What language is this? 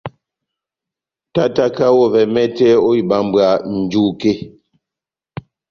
Batanga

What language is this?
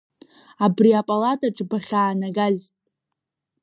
Abkhazian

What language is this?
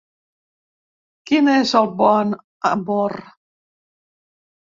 Catalan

